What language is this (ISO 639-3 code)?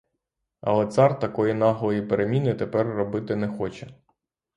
ukr